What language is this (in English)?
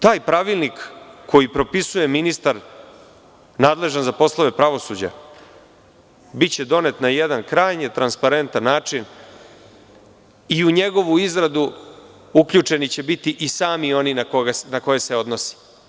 Serbian